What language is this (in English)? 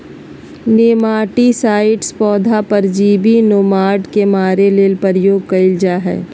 Magahi